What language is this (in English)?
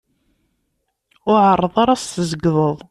Kabyle